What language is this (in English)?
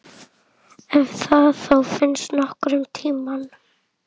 Icelandic